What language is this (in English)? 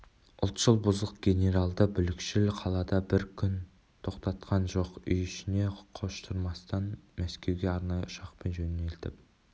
Kazakh